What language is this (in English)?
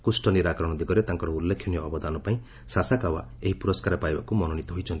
Odia